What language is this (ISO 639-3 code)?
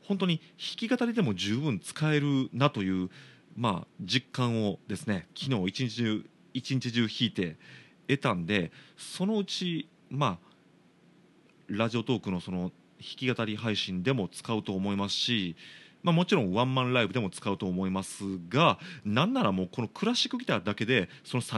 jpn